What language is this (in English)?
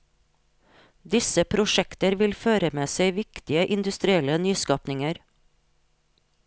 Norwegian